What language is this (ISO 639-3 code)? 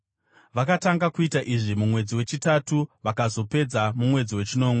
sna